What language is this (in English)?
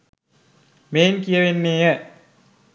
Sinhala